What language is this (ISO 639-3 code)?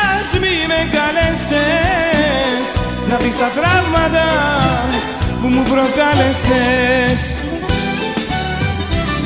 ell